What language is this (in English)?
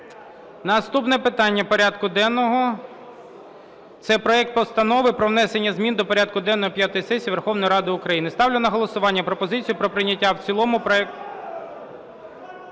Ukrainian